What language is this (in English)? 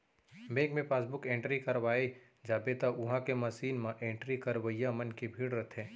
Chhattisgarhi